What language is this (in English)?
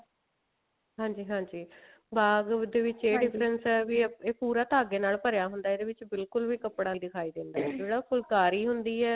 Punjabi